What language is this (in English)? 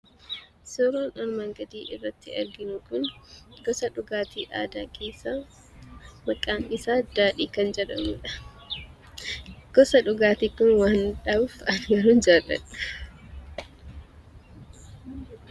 Oromo